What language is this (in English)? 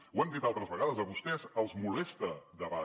Catalan